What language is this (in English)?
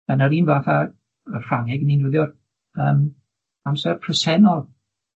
Welsh